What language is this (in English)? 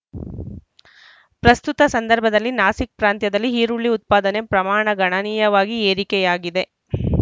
Kannada